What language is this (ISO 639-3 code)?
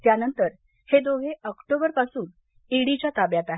mar